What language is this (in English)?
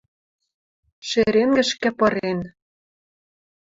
Western Mari